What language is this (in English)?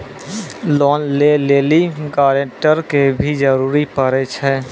Maithili